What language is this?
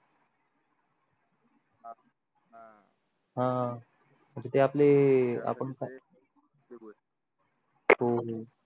Marathi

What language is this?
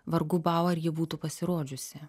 Lithuanian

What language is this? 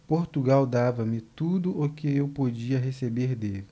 Portuguese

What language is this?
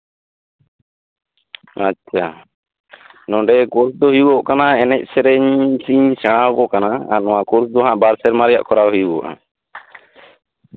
Santali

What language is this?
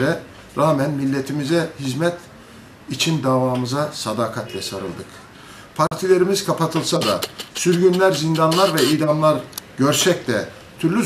Turkish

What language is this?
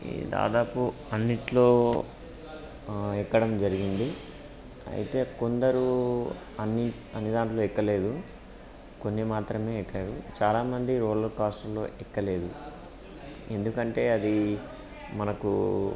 Telugu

